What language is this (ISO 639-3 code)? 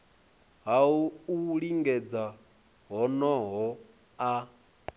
ven